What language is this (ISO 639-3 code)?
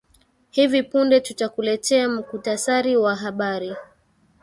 swa